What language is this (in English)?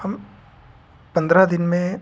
Hindi